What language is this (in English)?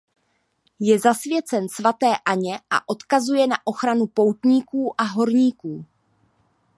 Czech